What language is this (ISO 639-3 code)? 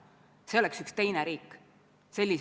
est